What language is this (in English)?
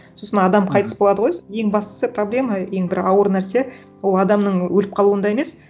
Kazakh